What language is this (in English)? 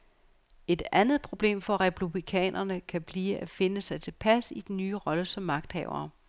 Danish